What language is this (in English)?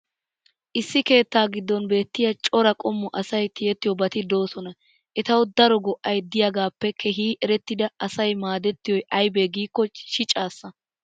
Wolaytta